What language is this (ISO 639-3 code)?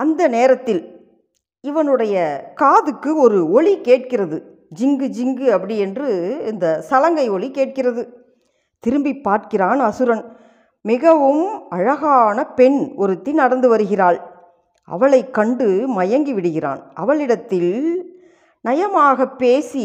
tam